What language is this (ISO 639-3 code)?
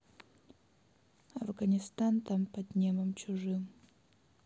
rus